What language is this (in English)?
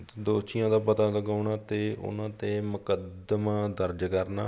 Punjabi